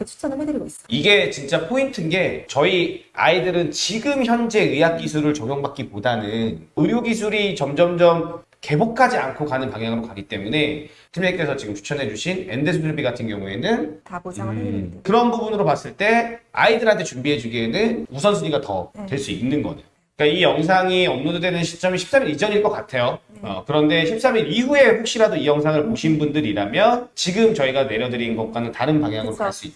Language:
Korean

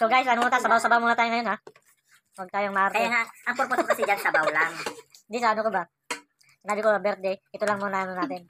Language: Filipino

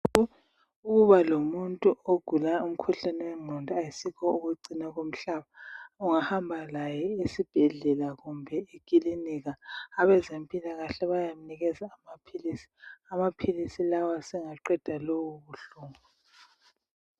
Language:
North Ndebele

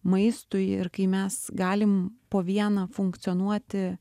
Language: Lithuanian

